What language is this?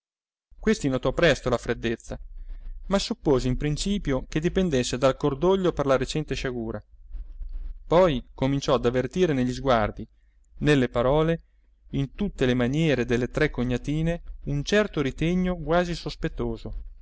Italian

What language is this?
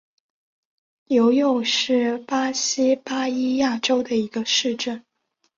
Chinese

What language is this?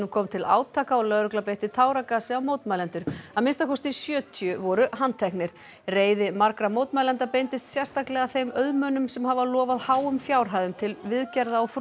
Icelandic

